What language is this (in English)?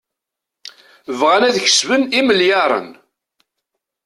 Kabyle